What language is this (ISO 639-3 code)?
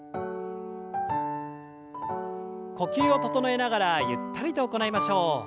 jpn